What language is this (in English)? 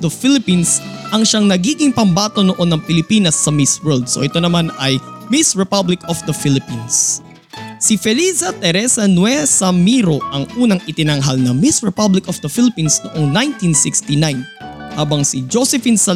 Filipino